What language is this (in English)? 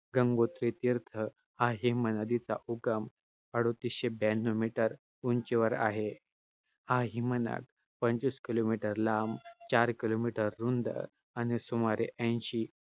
Marathi